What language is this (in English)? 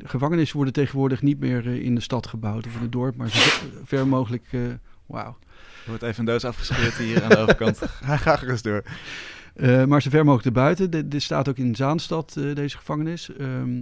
Dutch